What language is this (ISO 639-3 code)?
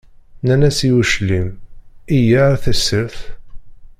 kab